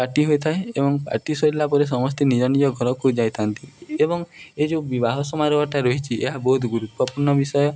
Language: Odia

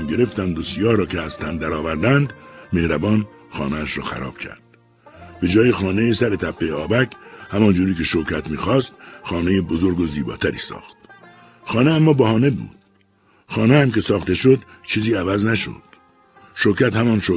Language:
Persian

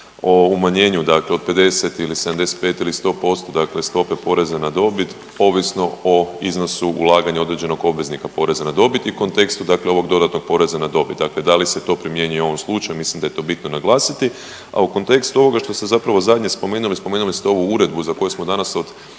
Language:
Croatian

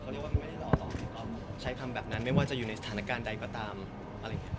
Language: Thai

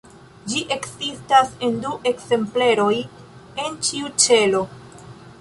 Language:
Esperanto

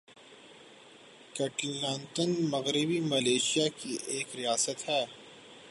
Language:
Urdu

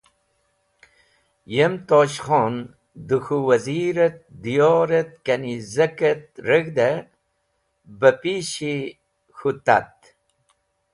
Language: Wakhi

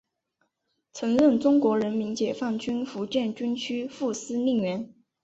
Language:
Chinese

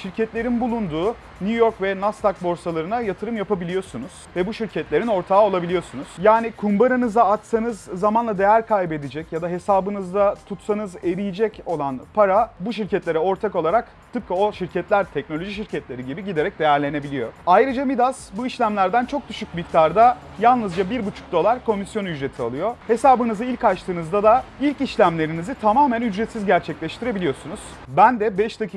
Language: Turkish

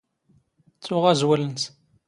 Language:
Standard Moroccan Tamazight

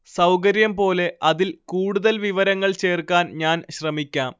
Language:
Malayalam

